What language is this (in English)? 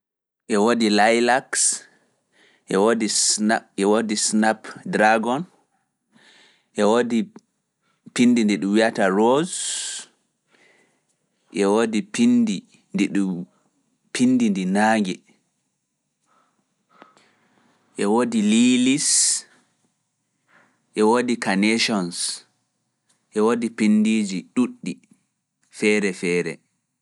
Fula